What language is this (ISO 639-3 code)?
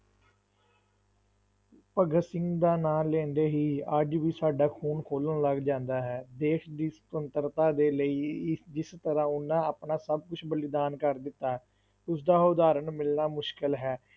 pan